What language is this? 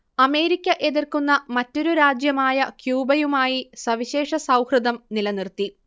Malayalam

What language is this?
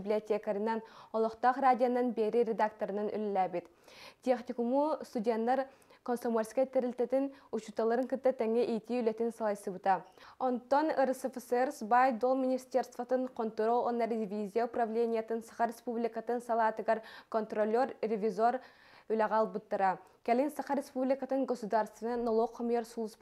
Arabic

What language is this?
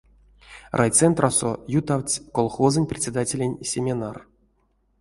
Erzya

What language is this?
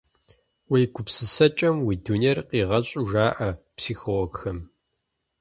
Kabardian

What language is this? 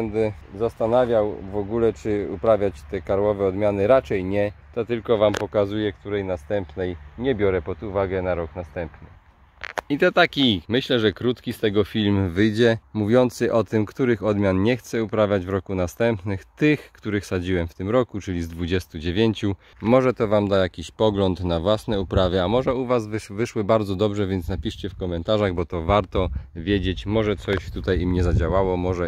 Polish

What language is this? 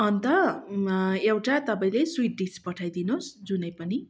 Nepali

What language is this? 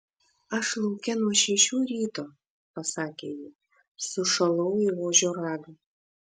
Lithuanian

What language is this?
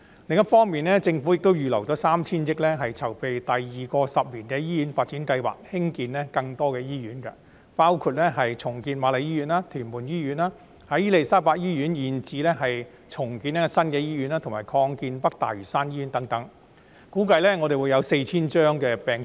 Cantonese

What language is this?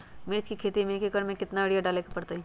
Magahi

